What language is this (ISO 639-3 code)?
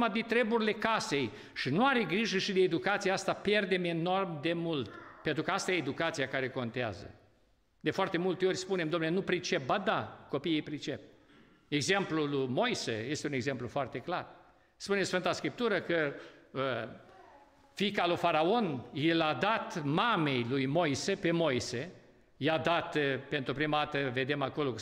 ron